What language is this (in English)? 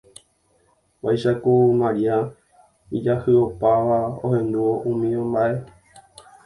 Guarani